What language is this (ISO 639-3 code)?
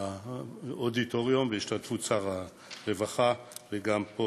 heb